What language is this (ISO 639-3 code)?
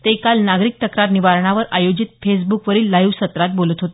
mar